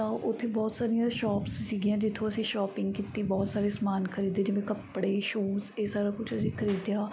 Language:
Punjabi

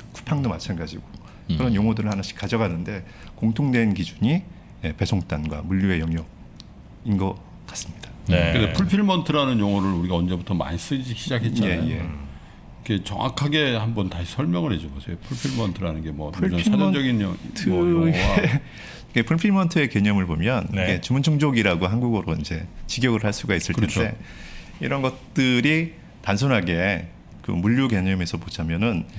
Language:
Korean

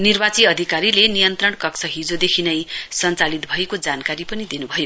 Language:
Nepali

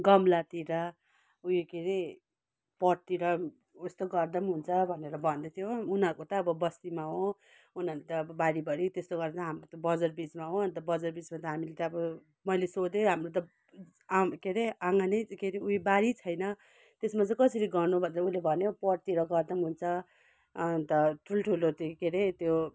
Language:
Nepali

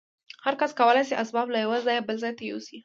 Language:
Pashto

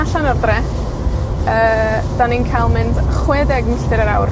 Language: Welsh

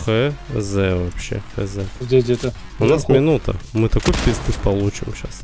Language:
Russian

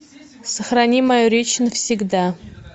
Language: Russian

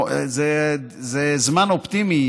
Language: Hebrew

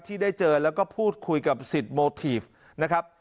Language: Thai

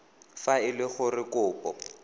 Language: Tswana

